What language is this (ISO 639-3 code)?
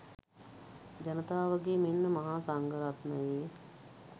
sin